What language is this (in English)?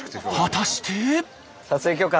Japanese